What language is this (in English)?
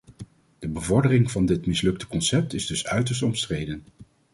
Dutch